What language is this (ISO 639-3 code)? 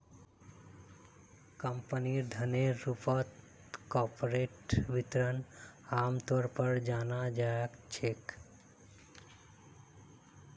mag